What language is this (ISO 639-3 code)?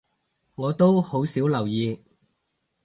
yue